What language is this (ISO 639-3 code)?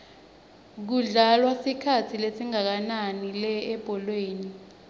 ssw